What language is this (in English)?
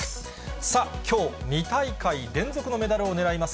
Japanese